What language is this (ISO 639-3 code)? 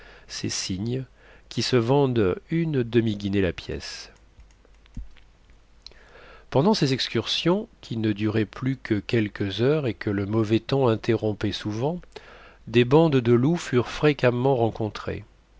fra